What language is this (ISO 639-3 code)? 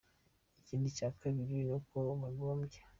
kin